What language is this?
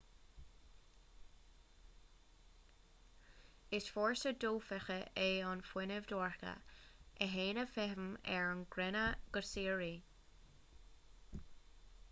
Irish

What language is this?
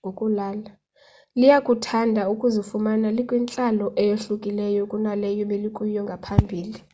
Xhosa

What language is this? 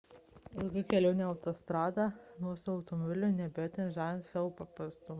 Lithuanian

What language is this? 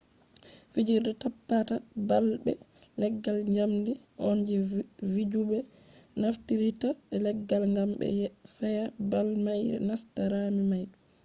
Fula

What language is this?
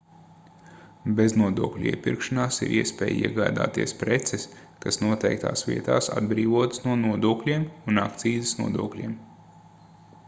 Latvian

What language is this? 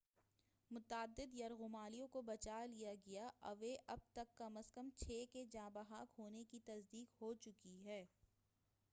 Urdu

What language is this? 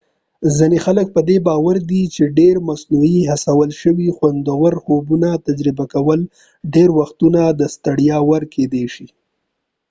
Pashto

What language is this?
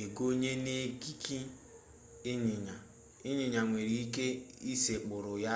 Igbo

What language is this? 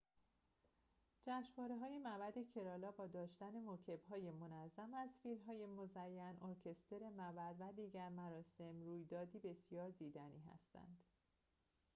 Persian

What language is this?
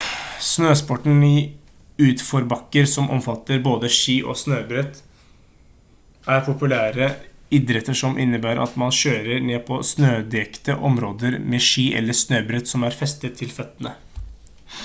Norwegian Bokmål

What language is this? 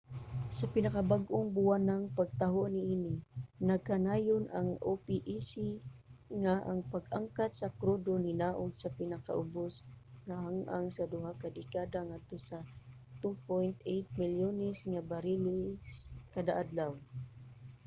Cebuano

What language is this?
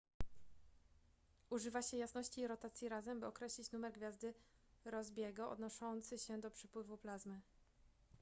Polish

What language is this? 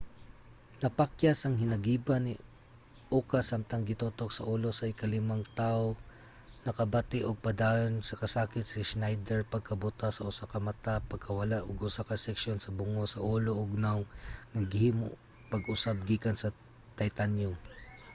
Cebuano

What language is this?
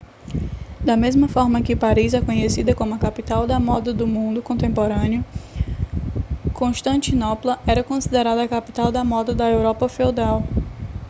Portuguese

